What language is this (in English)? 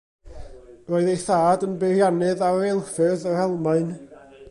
Welsh